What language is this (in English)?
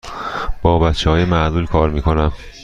Persian